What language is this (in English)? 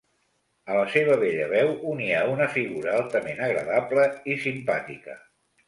Catalan